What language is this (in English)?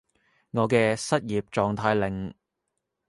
Cantonese